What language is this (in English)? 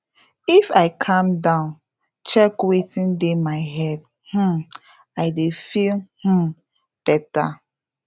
Nigerian Pidgin